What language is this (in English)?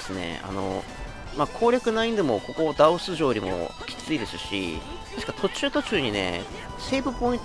Japanese